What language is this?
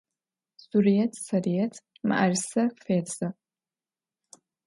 Adyghe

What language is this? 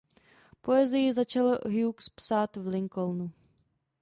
Czech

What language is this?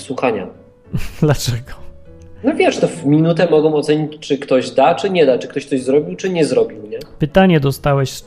Polish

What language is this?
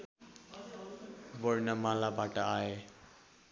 Nepali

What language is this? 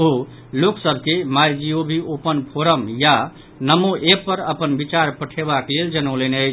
Maithili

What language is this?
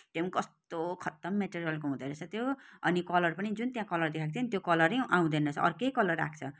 Nepali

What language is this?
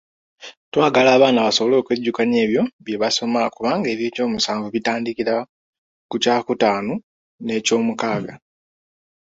Ganda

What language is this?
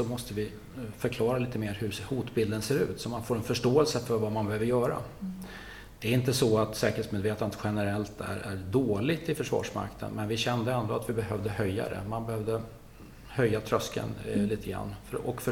Swedish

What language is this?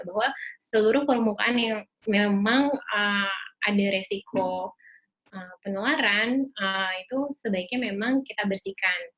Indonesian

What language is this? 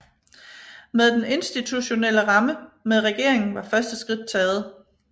Danish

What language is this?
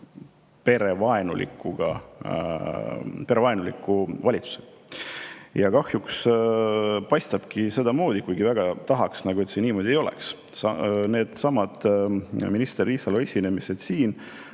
Estonian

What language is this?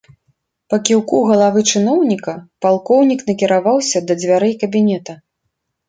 Belarusian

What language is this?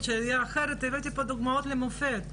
Hebrew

